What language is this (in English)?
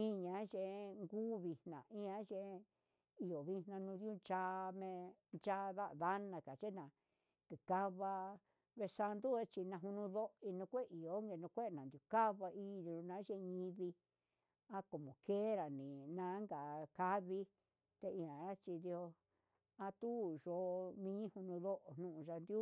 Huitepec Mixtec